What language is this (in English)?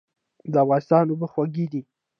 Pashto